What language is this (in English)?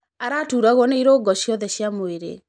Kikuyu